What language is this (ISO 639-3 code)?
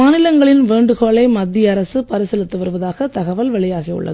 tam